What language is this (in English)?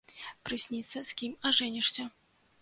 Belarusian